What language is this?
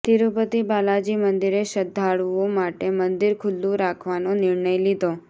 Gujarati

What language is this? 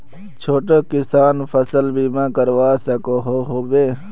Magahi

